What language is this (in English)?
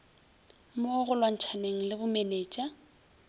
Northern Sotho